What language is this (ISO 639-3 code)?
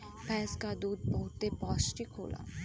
bho